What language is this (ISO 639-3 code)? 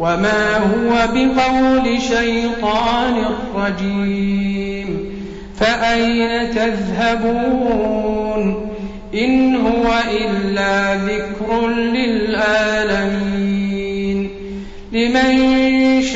ara